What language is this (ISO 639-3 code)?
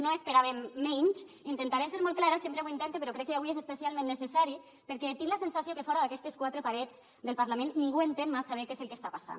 cat